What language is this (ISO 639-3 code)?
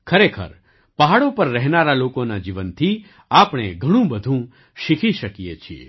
guj